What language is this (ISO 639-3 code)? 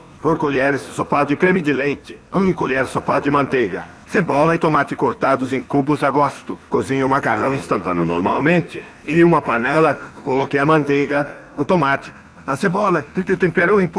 por